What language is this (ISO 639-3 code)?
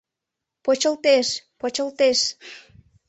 chm